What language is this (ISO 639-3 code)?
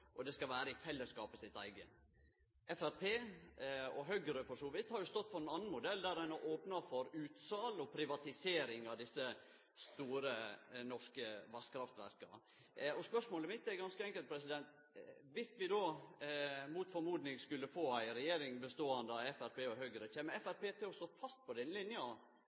nno